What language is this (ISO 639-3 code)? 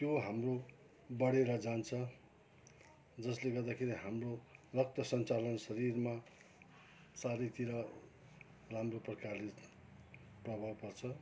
nep